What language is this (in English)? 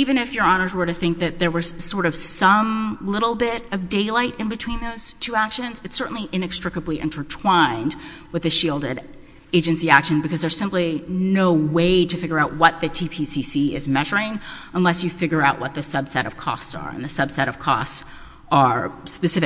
English